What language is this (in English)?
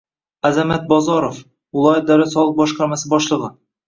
Uzbek